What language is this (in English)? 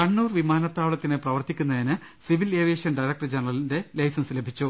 Malayalam